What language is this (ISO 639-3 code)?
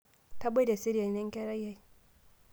mas